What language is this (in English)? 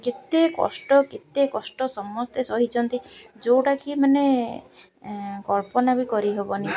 Odia